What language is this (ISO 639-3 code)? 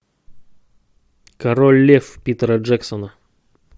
rus